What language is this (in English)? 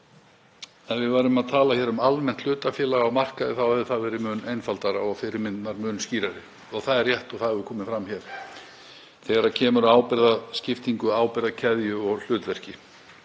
Icelandic